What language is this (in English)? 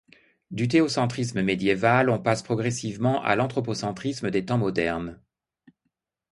French